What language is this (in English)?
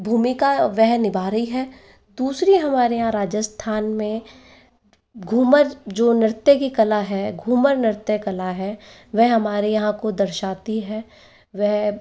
Hindi